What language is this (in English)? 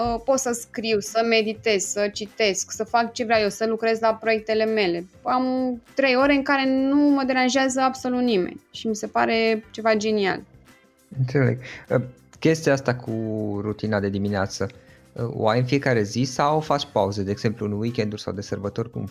Romanian